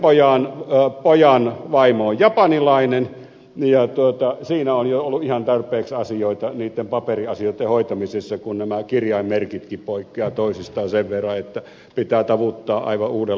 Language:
Finnish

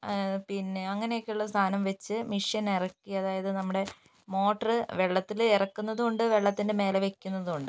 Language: Malayalam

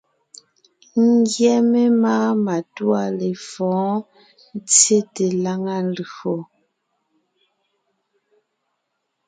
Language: Ngiemboon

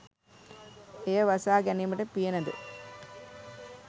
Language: Sinhala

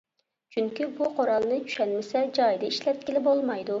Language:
Uyghur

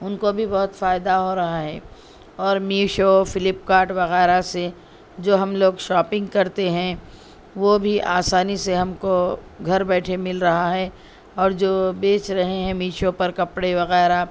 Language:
Urdu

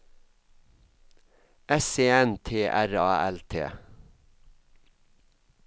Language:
Norwegian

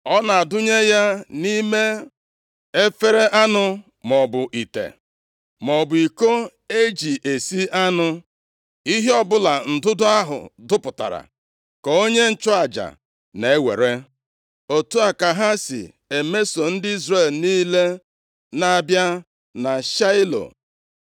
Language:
Igbo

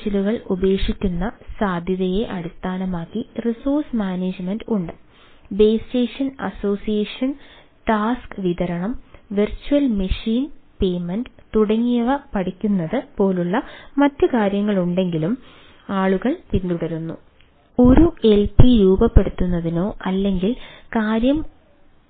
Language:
Malayalam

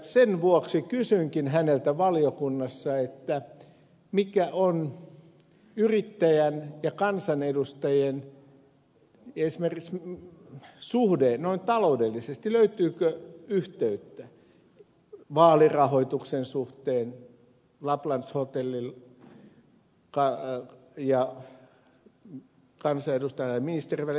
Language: Finnish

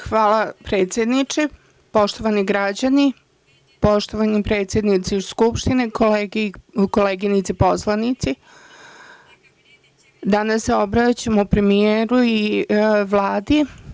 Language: Serbian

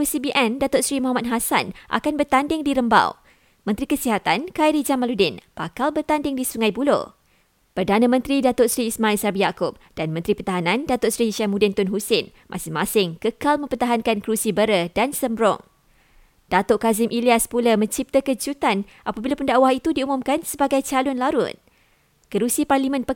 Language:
Malay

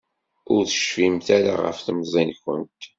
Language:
Kabyle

